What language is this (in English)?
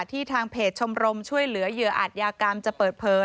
Thai